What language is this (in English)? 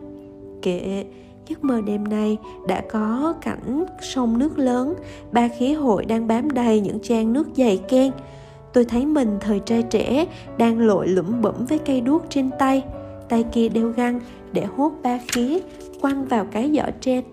Vietnamese